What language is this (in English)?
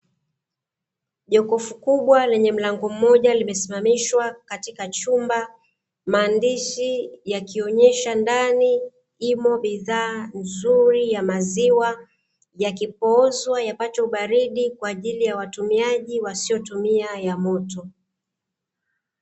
Swahili